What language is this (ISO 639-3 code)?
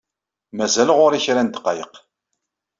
kab